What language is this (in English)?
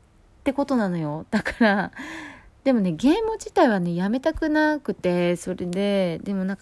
Japanese